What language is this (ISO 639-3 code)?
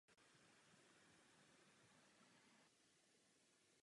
ces